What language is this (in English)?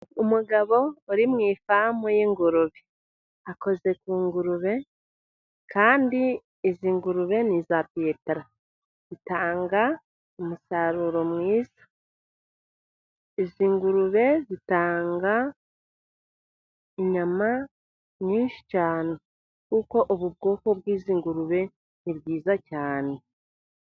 Kinyarwanda